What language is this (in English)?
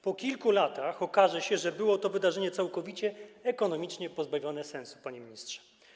Polish